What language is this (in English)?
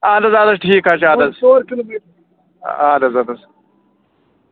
Kashmiri